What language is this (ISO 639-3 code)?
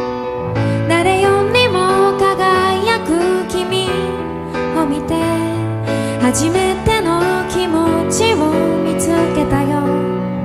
kor